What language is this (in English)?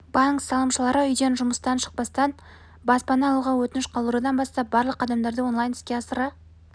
Kazakh